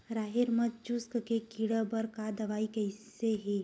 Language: Chhattisgarhi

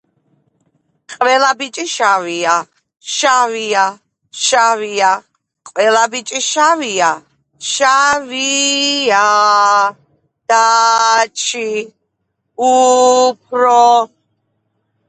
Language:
Georgian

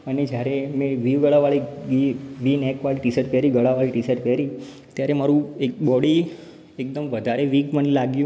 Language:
Gujarati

